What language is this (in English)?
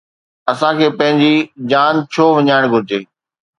Sindhi